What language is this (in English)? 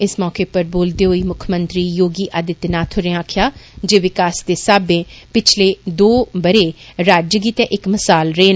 Dogri